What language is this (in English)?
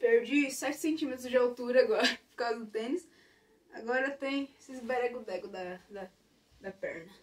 Portuguese